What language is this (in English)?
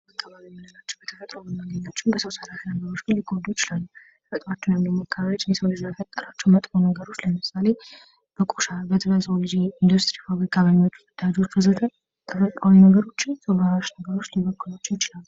Amharic